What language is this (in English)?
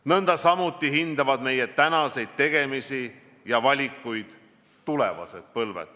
Estonian